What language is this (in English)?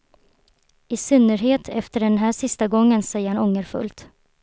Swedish